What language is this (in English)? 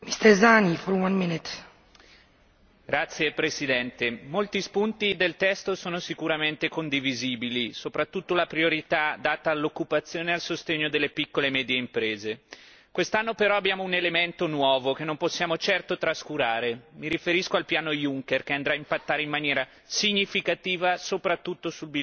Italian